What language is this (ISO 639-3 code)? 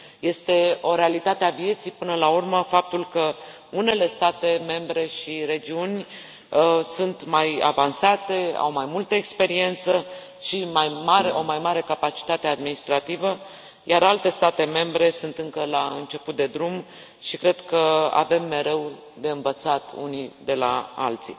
ron